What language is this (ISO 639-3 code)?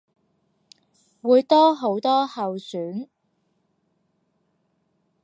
yue